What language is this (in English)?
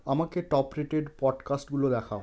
Bangla